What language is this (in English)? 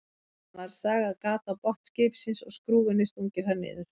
Icelandic